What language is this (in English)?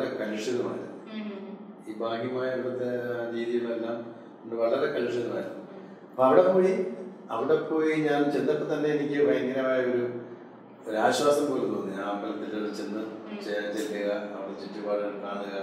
Malayalam